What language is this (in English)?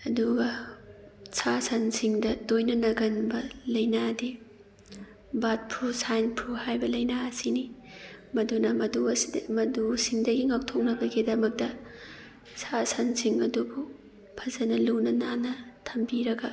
Manipuri